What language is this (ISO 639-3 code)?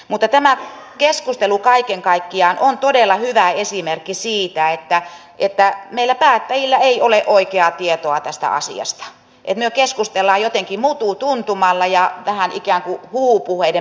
fin